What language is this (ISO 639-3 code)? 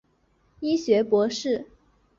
zho